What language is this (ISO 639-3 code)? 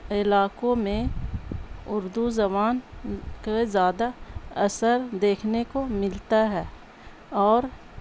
urd